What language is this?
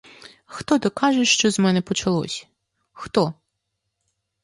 Ukrainian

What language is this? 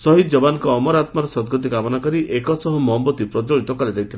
Odia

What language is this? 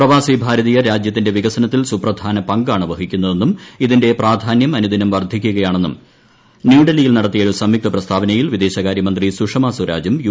Malayalam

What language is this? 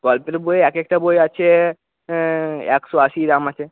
Bangla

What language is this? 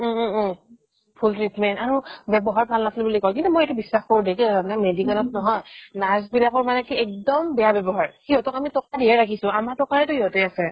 Assamese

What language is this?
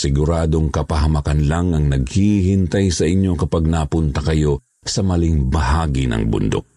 Filipino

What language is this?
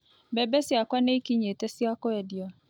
Kikuyu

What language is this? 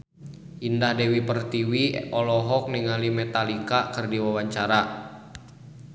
Sundanese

